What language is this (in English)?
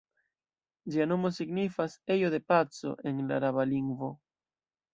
Esperanto